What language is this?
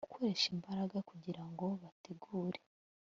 Kinyarwanda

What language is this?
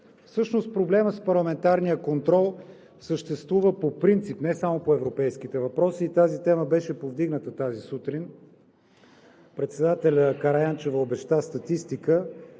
Bulgarian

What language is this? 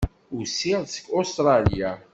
Kabyle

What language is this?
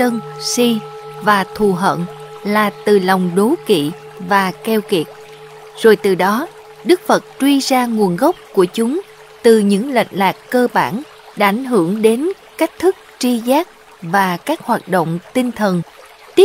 Vietnamese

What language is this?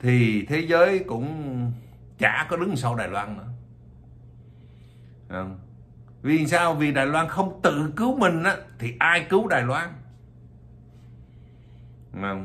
Vietnamese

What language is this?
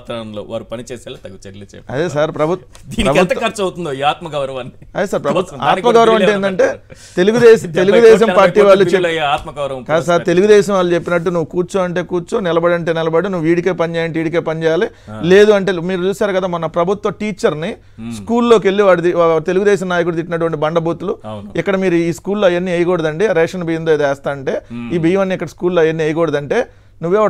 Telugu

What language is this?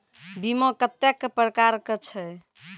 Maithili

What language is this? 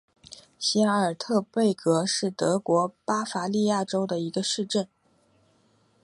Chinese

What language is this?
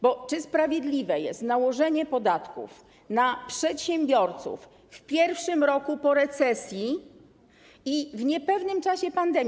Polish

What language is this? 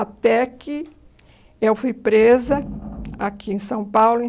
Portuguese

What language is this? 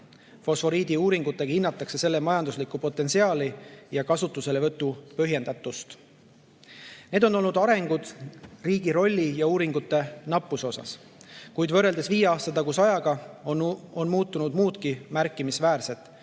Estonian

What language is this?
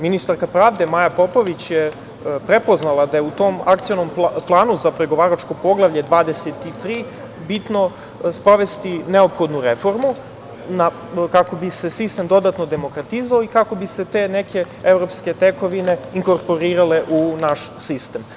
Serbian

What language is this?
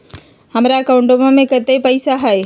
Magahi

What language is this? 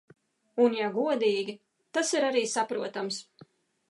Latvian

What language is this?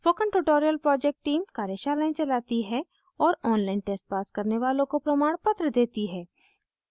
Hindi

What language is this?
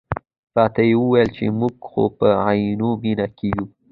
Pashto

